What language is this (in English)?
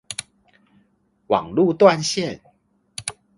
Chinese